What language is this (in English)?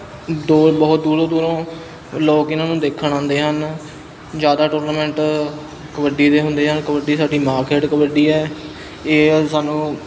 Punjabi